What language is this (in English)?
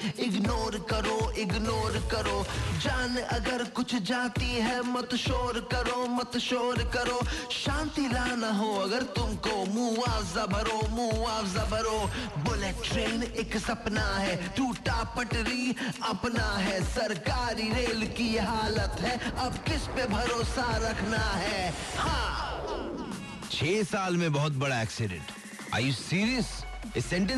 Hindi